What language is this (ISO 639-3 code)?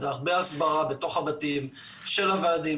heb